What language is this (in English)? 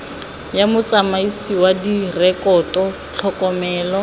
Tswana